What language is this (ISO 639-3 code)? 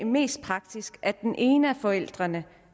dan